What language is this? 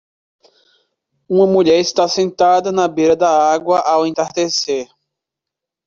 Portuguese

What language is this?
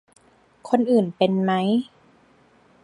Thai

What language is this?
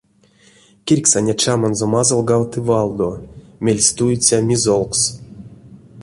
Erzya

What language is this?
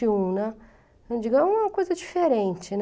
Portuguese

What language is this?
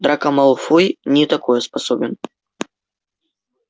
Russian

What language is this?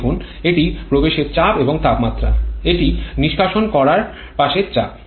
Bangla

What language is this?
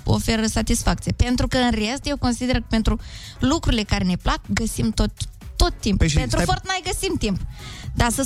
Romanian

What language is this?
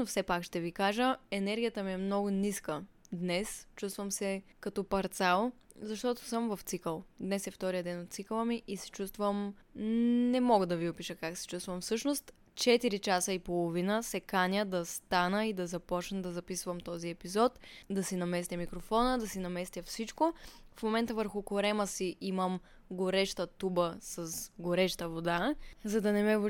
Bulgarian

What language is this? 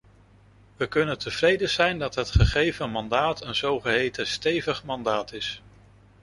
Dutch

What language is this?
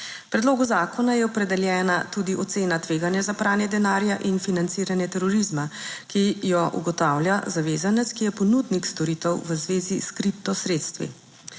Slovenian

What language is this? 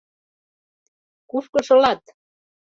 Mari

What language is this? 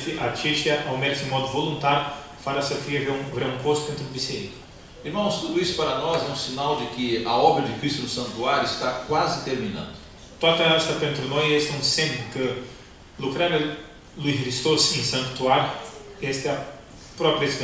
Portuguese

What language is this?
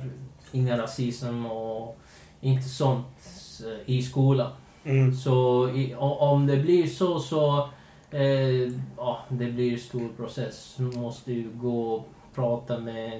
Swedish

